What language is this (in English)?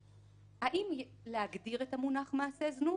Hebrew